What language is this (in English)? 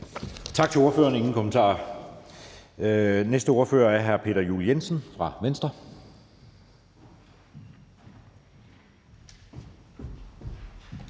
Danish